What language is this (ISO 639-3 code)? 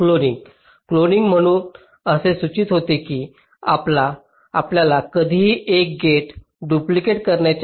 mar